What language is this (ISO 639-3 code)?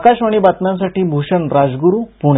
mar